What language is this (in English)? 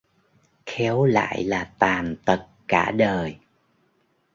Vietnamese